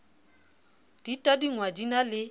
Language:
Southern Sotho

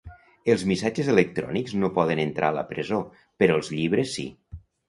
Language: Catalan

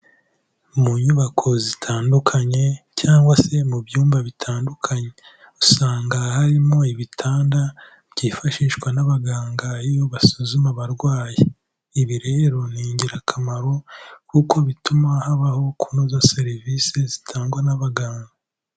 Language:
Kinyarwanda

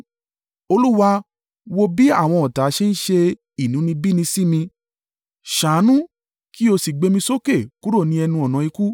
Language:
Yoruba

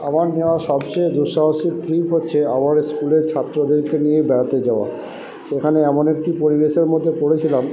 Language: Bangla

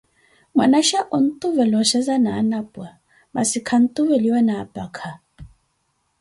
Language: Koti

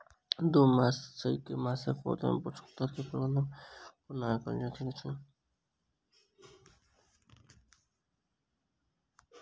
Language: Maithili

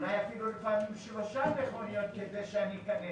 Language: Hebrew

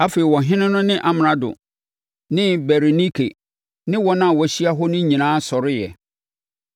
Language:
Akan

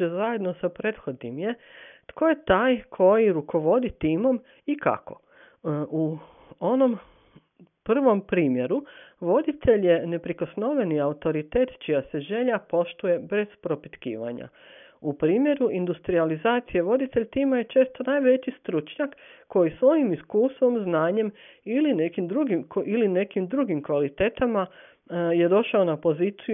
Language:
Croatian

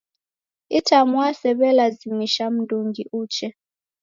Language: Taita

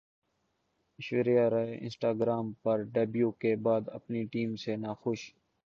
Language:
Urdu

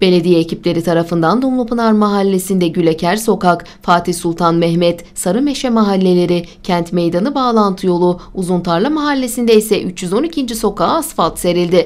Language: Turkish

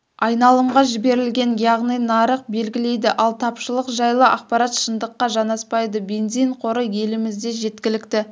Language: Kazakh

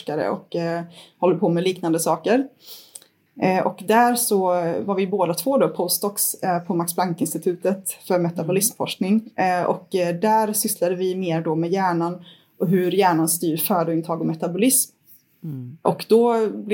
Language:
Swedish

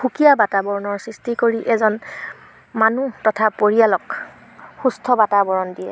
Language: Assamese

